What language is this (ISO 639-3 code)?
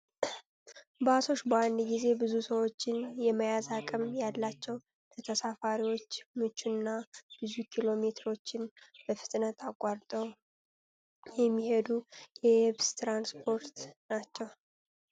amh